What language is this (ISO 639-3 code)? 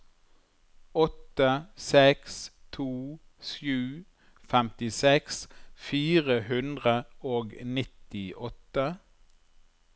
nor